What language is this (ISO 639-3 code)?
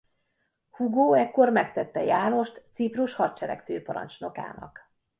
hun